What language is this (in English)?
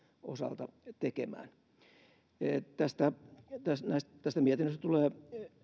Finnish